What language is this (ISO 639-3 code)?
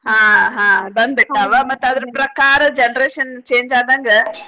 kan